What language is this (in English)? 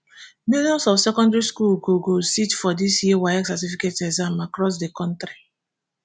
Nigerian Pidgin